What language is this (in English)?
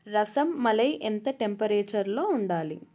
Telugu